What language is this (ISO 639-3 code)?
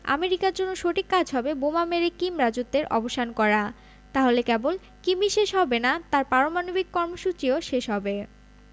ben